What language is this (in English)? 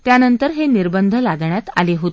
Marathi